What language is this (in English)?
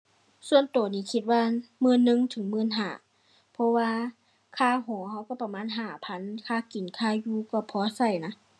Thai